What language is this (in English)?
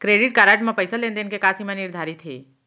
Chhattisgarhi